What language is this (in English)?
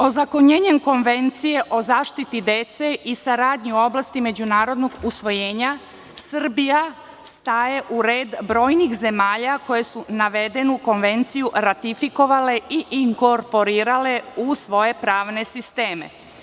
Serbian